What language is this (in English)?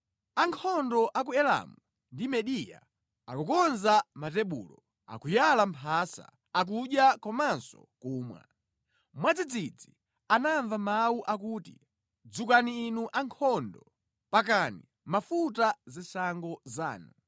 Nyanja